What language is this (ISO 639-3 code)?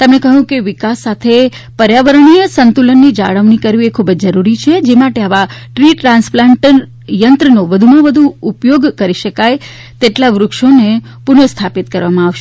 guj